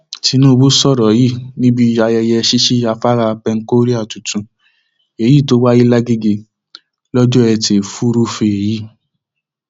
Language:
Yoruba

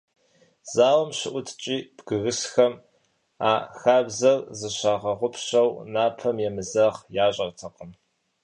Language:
Kabardian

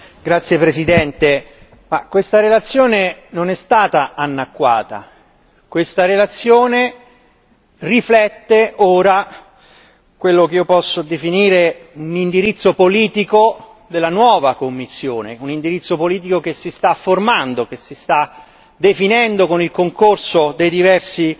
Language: Italian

